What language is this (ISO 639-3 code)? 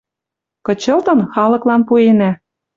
mrj